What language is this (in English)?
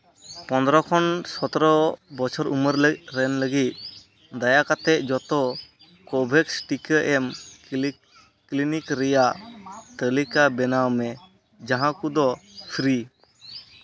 Santali